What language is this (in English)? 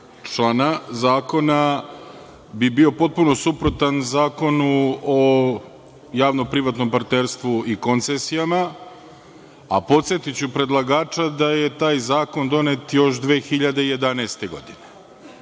Serbian